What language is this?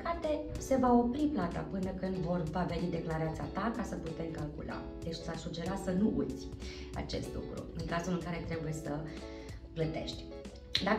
Romanian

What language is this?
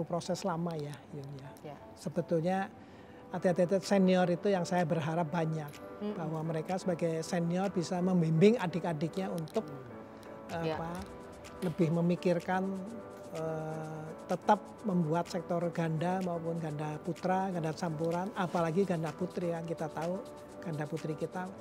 Indonesian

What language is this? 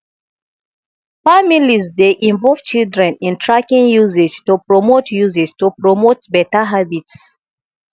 Nigerian Pidgin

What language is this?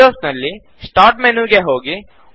Kannada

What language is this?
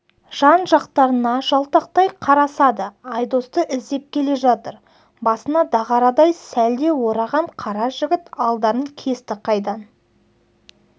Kazakh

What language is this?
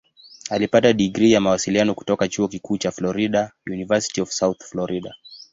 Swahili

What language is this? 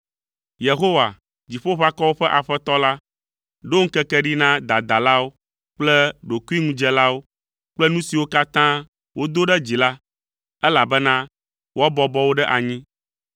Ewe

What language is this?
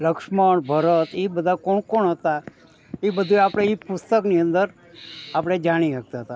Gujarati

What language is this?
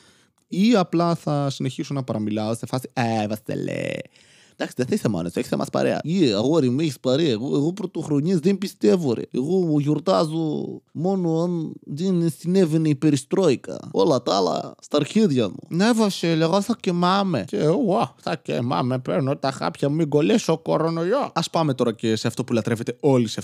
Greek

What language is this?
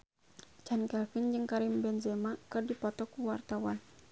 Sundanese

